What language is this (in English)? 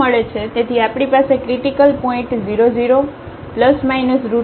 Gujarati